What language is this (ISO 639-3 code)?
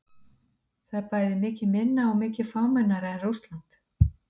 isl